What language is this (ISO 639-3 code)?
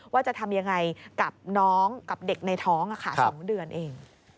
tha